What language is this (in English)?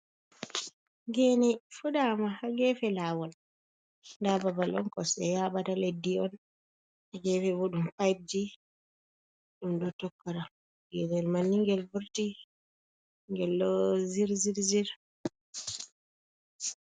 Fula